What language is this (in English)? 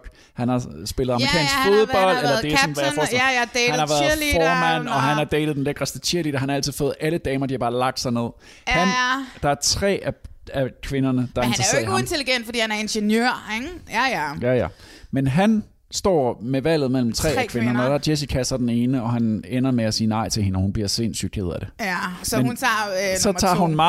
Danish